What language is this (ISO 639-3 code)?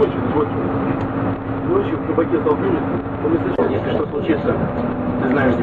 rus